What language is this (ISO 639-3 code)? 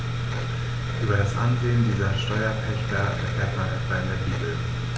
deu